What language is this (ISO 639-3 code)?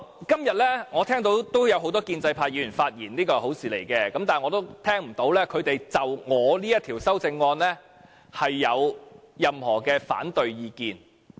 yue